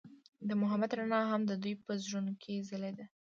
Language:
Pashto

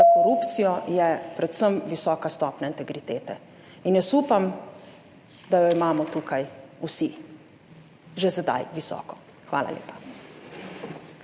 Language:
Slovenian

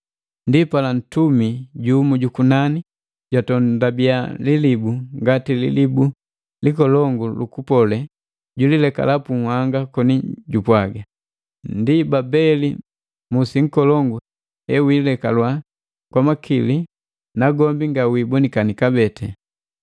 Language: Matengo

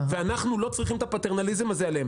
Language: Hebrew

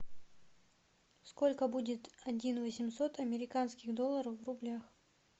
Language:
Russian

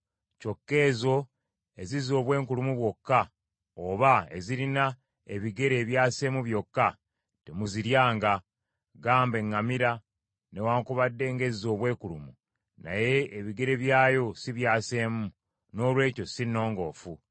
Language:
Ganda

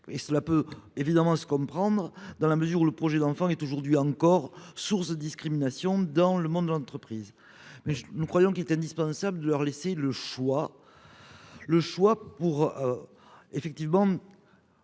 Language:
French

